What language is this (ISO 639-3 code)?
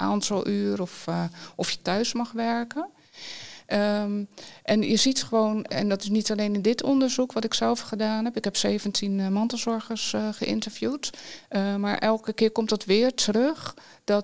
nld